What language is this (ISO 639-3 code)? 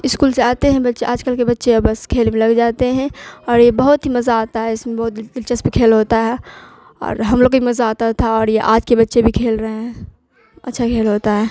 urd